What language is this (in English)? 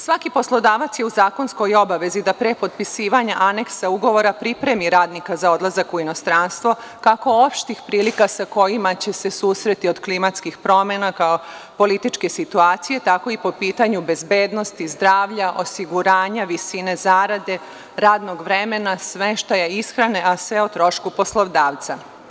Serbian